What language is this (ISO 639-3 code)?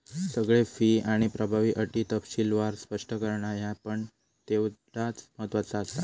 mar